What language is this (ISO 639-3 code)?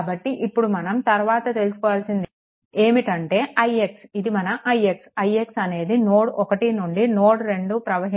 tel